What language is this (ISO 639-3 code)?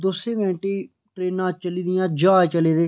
doi